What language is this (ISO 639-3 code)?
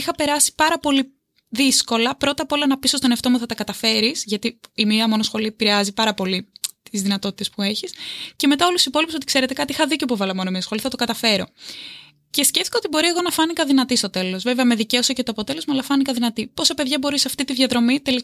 ell